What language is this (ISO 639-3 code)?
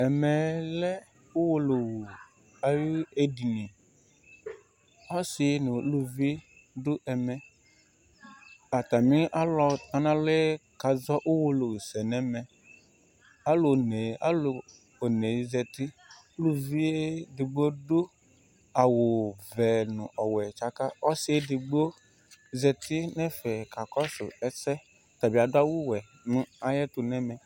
kpo